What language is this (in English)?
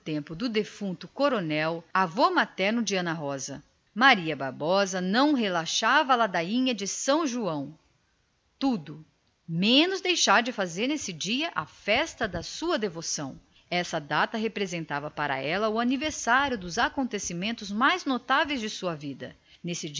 Portuguese